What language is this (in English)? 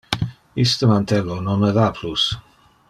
Interlingua